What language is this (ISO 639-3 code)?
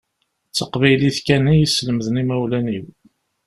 kab